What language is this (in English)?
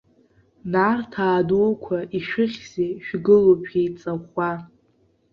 Abkhazian